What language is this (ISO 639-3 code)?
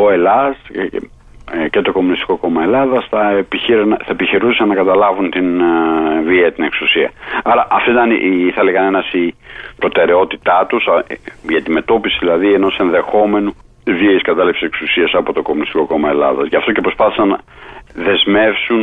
ell